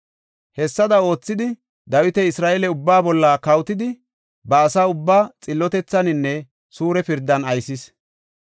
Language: Gofa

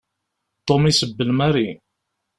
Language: Kabyle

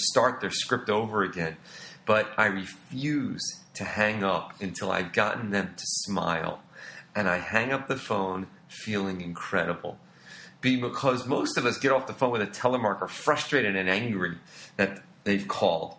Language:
English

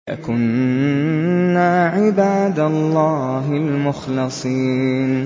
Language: Arabic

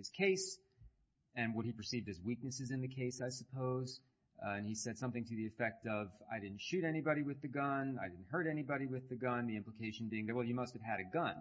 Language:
English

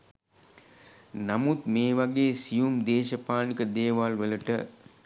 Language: Sinhala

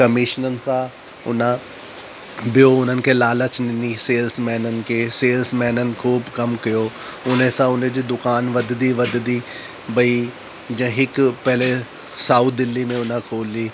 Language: Sindhi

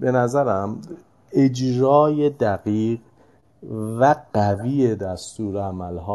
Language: Persian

